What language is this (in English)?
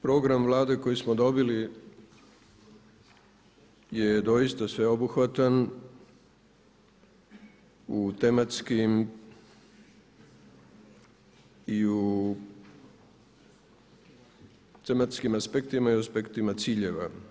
Croatian